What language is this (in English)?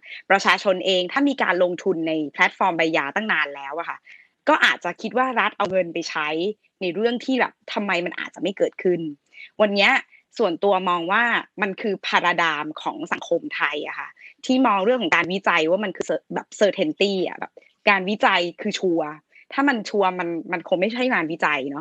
Thai